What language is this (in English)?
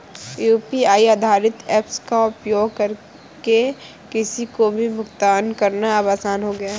Hindi